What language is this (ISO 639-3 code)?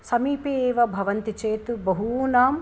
san